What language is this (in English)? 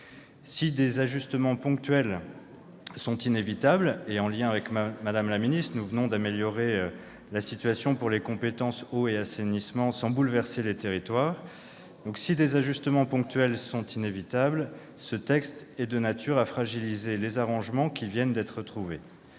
French